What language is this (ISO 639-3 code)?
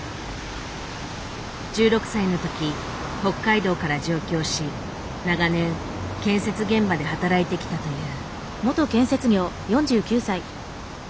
jpn